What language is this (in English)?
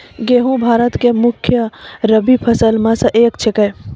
Maithili